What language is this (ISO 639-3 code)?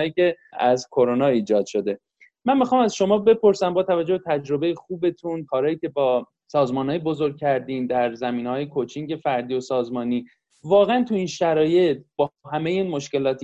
fas